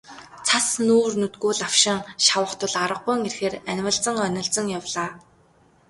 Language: Mongolian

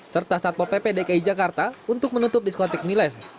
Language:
Indonesian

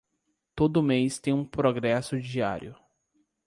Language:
Portuguese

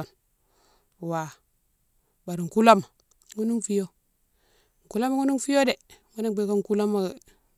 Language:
Mansoanka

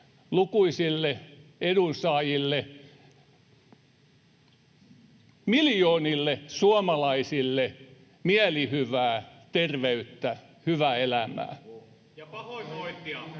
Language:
Finnish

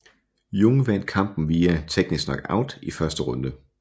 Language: Danish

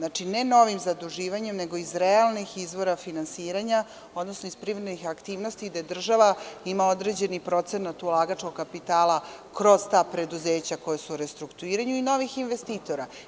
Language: Serbian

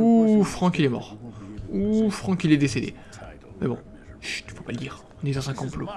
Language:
French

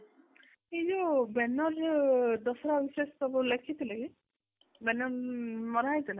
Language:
Odia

